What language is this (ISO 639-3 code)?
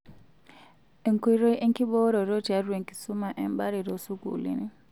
mas